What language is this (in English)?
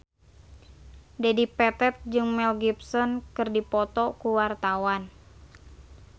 Sundanese